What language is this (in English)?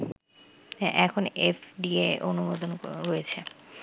Bangla